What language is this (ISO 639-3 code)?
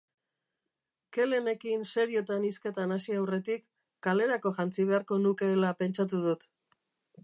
eus